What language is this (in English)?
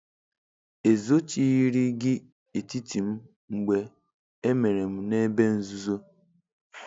Igbo